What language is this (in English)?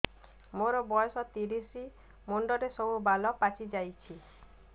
Odia